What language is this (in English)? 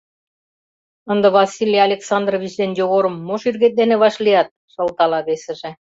Mari